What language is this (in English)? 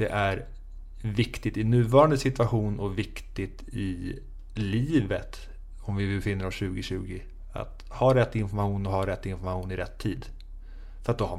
Swedish